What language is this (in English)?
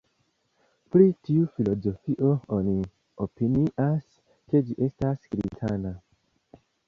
Esperanto